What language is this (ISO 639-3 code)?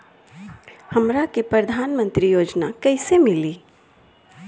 bho